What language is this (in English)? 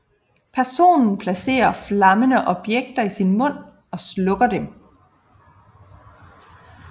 Danish